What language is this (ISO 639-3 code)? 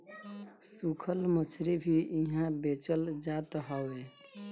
bho